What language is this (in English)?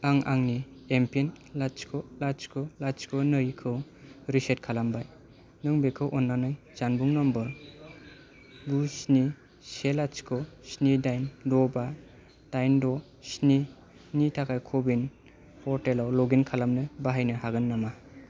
Bodo